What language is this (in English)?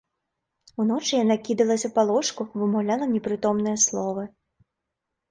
Belarusian